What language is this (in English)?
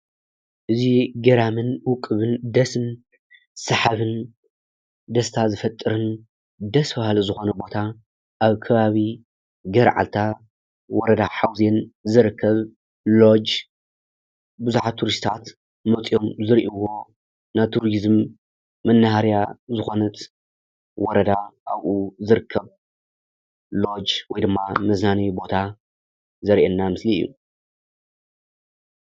Tigrinya